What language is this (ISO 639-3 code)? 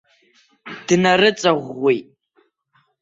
abk